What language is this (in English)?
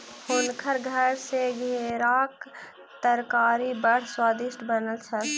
Maithili